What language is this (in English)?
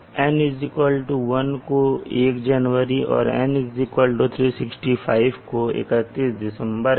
Hindi